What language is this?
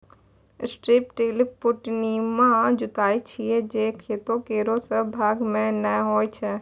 Maithili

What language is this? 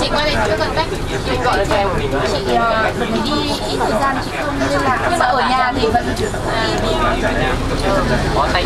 Vietnamese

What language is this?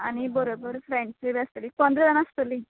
Konkani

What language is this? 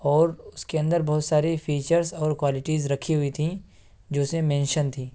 Urdu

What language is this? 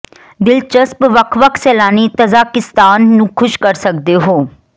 Punjabi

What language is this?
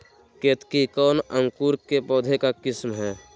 Magahi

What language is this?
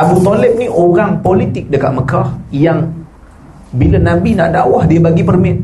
Malay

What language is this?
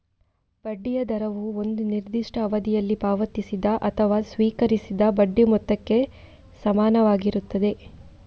Kannada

